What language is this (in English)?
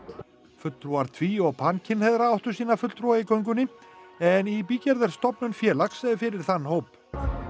Icelandic